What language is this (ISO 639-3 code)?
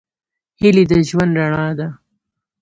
pus